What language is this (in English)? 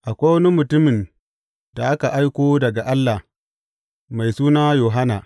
Hausa